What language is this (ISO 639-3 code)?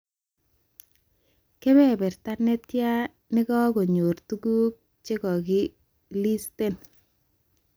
kln